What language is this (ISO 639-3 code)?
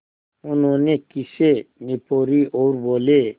hin